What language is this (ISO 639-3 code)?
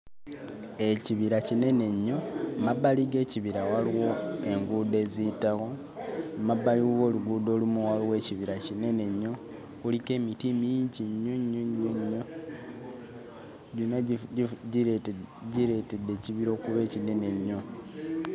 lug